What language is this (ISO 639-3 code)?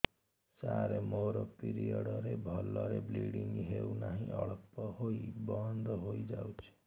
ori